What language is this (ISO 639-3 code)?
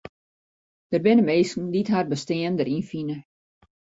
fry